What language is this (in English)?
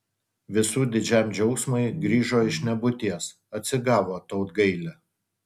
Lithuanian